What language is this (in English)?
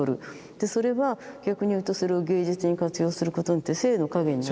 Japanese